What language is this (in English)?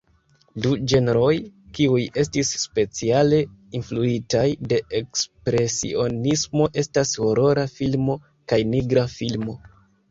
Esperanto